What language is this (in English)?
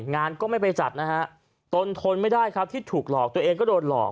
Thai